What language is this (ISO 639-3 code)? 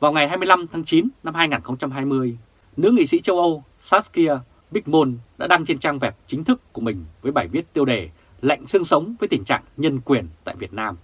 vie